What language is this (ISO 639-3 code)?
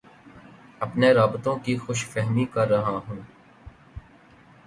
urd